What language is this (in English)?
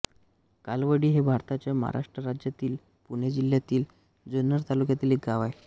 Marathi